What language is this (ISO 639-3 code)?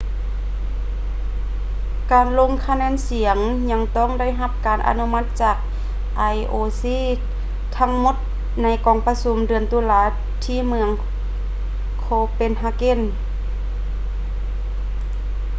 lao